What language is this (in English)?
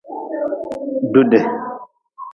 Nawdm